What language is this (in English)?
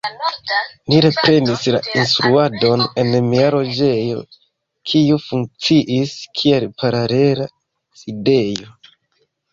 Esperanto